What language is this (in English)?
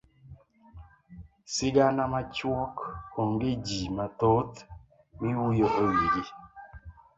Luo (Kenya and Tanzania)